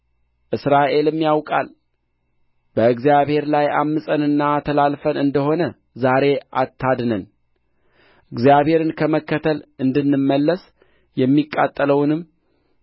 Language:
Amharic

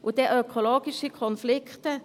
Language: Swiss German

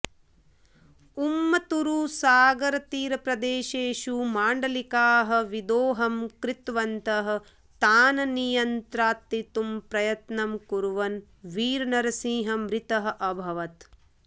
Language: Sanskrit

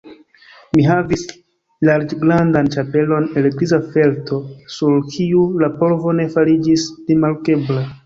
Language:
Esperanto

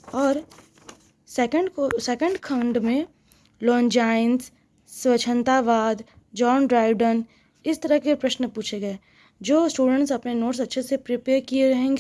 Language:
Hindi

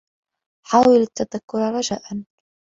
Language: Arabic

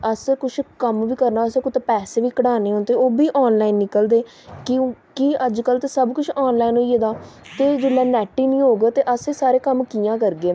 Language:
Dogri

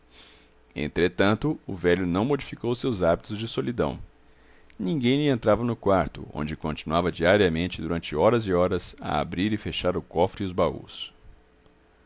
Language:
Portuguese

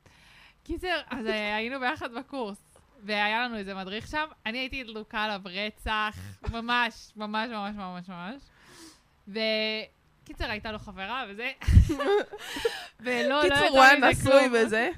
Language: Hebrew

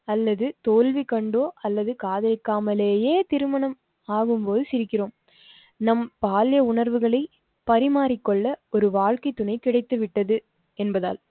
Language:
Tamil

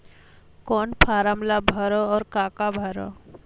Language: Chhattisgarhi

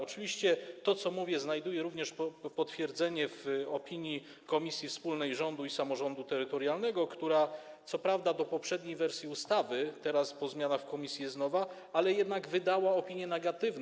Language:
Polish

